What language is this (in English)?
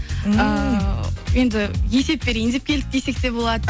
Kazakh